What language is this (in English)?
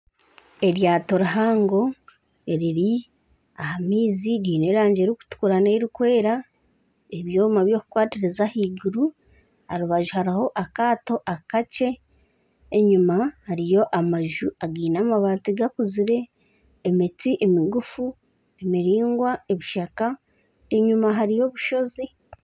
Nyankole